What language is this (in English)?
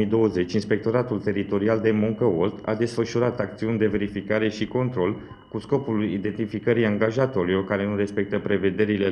Romanian